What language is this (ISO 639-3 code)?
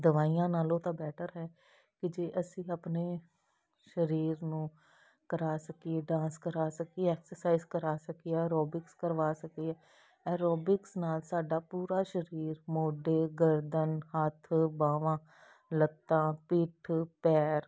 pan